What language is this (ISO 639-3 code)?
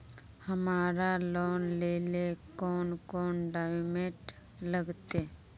mag